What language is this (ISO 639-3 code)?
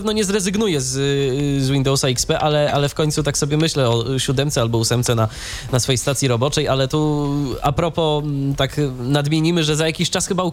pol